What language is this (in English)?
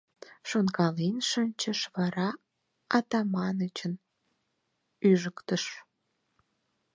Mari